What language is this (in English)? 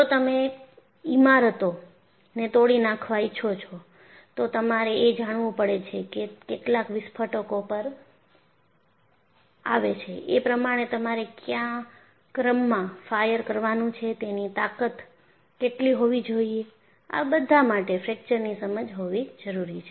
Gujarati